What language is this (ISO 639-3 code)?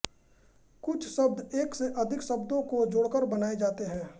hin